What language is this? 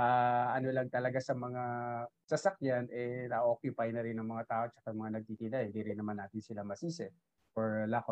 Filipino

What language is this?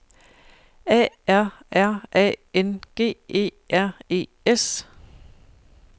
Danish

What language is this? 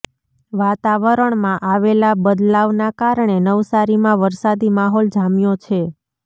Gujarati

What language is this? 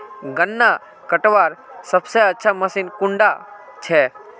Magahi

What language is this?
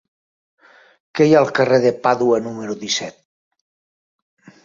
Catalan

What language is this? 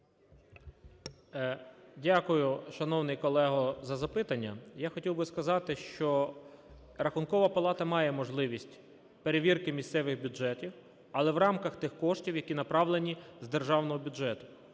Ukrainian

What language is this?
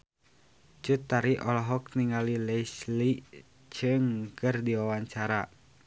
Sundanese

